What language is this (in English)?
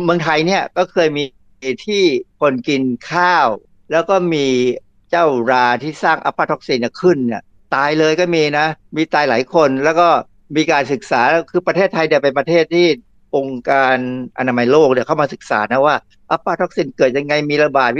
Thai